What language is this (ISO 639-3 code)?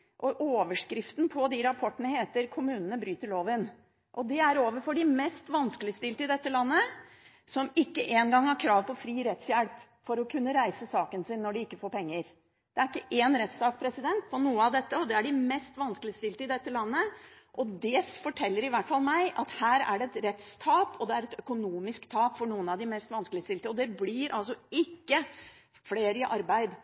nob